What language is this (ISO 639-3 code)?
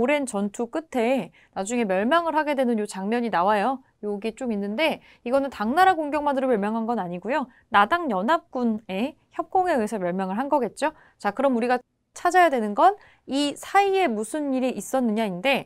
kor